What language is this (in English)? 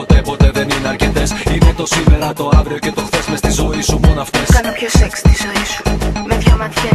Greek